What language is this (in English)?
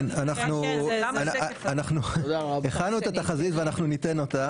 Hebrew